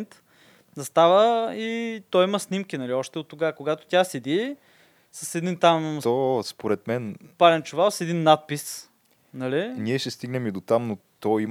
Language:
Bulgarian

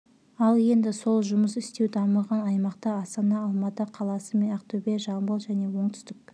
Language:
Kazakh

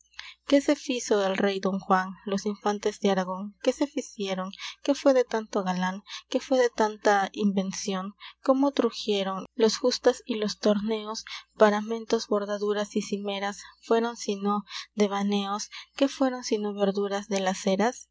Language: Spanish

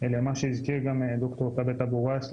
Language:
Hebrew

